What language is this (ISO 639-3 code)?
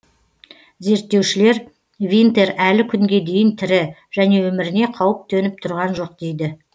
kaz